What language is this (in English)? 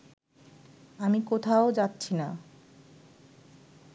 Bangla